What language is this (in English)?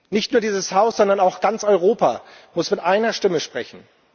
German